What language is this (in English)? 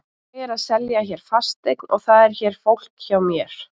Icelandic